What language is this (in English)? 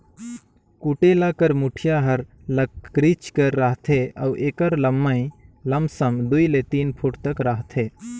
Chhattisgarhi